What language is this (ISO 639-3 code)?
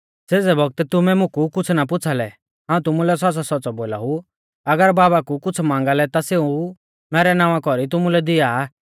bfz